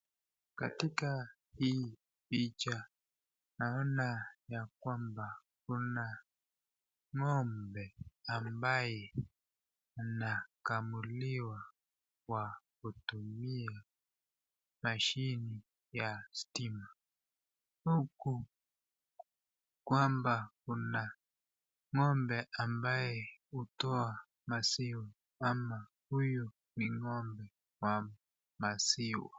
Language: Swahili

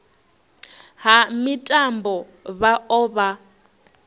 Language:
Venda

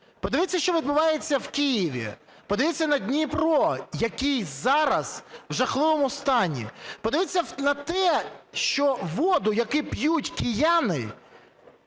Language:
Ukrainian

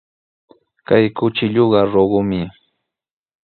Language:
Sihuas Ancash Quechua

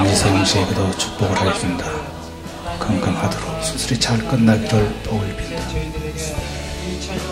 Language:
Korean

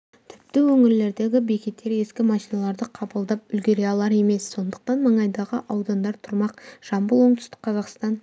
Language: Kazakh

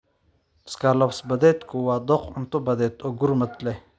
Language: Somali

